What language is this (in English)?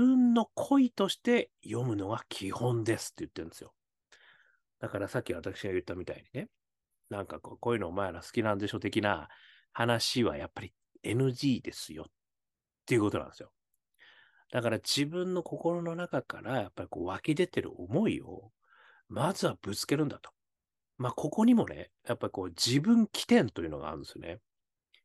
Japanese